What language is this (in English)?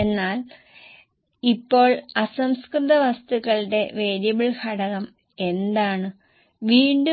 Malayalam